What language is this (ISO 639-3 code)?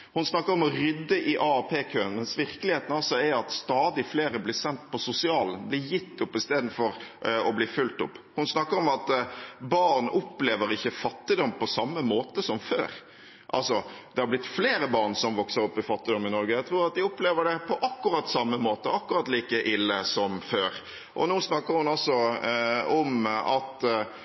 nob